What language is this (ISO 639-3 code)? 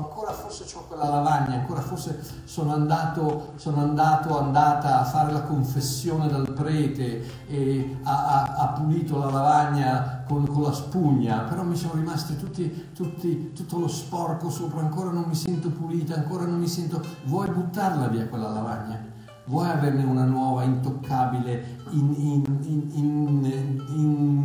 ita